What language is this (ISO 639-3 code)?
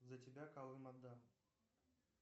rus